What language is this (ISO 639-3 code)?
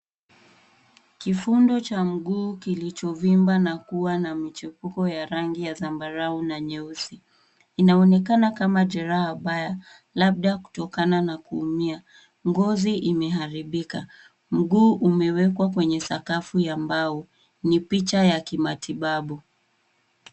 swa